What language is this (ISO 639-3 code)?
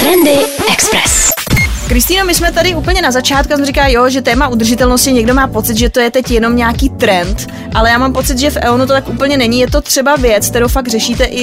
ces